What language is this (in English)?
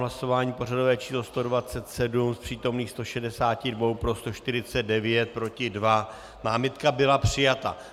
Czech